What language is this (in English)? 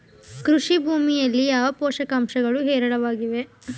Kannada